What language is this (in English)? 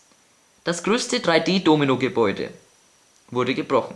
German